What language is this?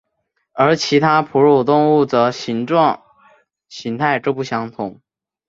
Chinese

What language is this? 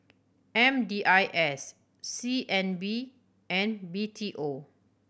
English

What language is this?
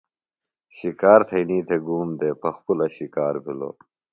Phalura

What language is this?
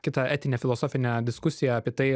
Lithuanian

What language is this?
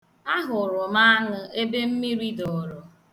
Igbo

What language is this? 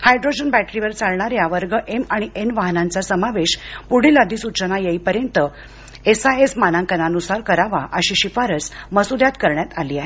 Marathi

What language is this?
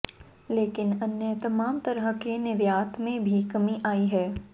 Hindi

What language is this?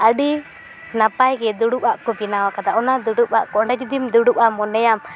Santali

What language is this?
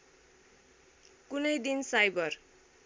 Nepali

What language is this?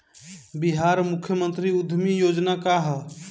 Bhojpuri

